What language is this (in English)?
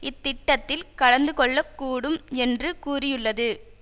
Tamil